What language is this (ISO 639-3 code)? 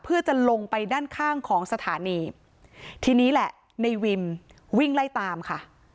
tha